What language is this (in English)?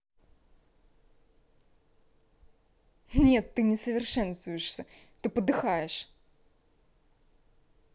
Russian